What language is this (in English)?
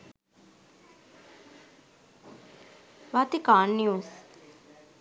Sinhala